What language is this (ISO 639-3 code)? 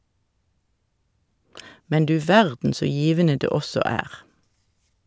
nor